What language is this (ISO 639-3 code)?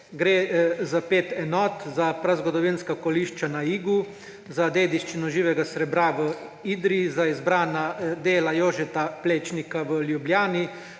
slv